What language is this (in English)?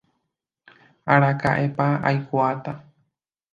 Guarani